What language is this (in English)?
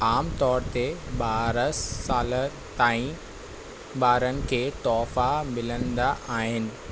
Sindhi